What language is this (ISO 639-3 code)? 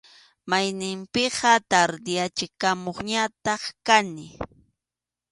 qxu